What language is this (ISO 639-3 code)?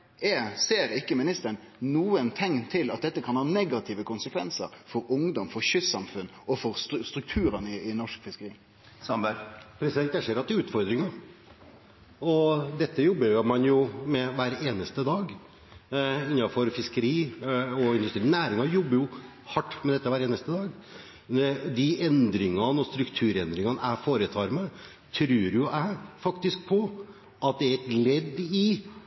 nor